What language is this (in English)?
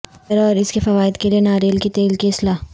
Urdu